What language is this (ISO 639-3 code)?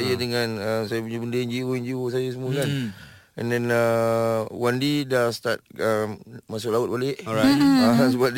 msa